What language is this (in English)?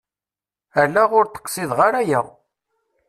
Kabyle